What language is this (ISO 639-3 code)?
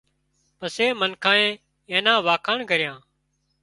kxp